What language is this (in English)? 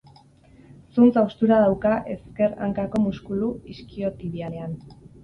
Basque